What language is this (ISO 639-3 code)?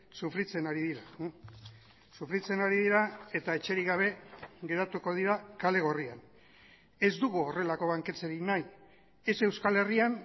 eus